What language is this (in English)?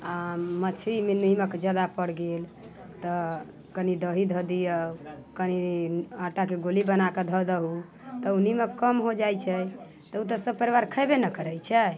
Maithili